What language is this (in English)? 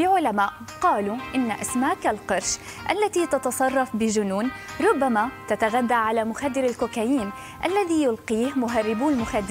Arabic